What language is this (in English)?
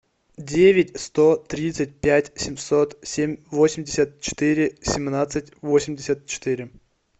Russian